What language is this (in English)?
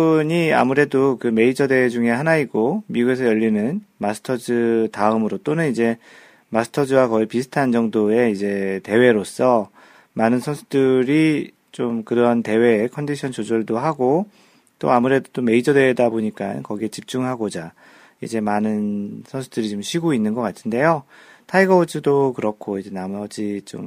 Korean